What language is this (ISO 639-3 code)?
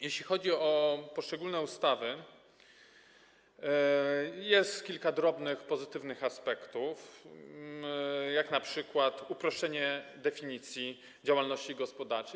pol